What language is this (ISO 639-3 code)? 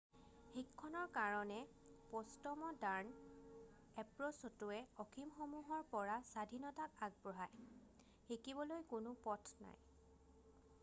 asm